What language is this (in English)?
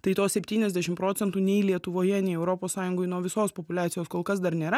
Lithuanian